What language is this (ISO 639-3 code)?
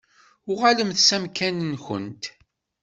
kab